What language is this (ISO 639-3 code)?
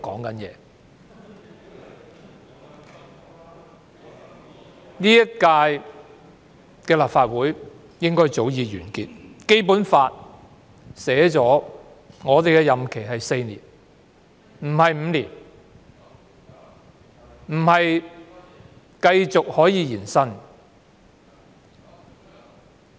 yue